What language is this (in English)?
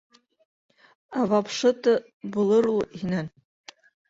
Bashkir